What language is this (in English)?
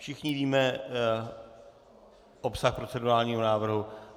Czech